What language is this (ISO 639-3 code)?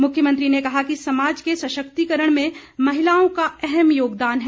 hin